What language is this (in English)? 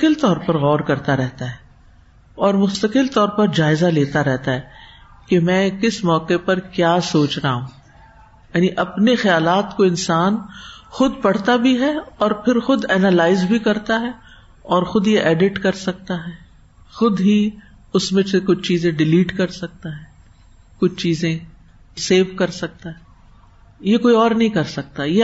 Urdu